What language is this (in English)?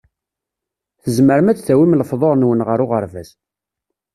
Kabyle